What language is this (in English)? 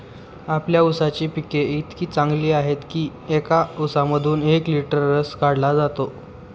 Marathi